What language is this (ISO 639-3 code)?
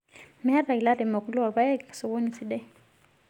mas